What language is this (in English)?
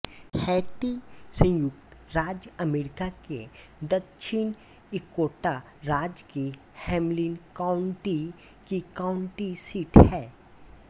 Hindi